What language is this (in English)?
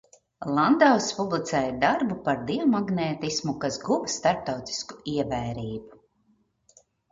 Latvian